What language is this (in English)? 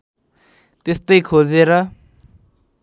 Nepali